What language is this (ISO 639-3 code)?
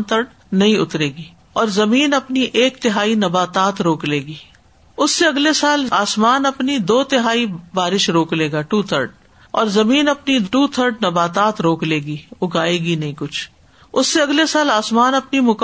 urd